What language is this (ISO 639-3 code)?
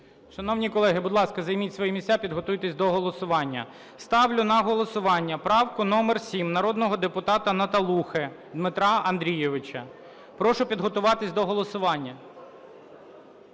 ukr